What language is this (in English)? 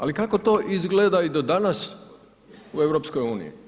Croatian